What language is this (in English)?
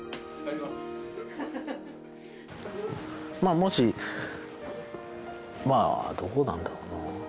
Japanese